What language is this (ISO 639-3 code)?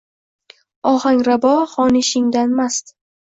uzb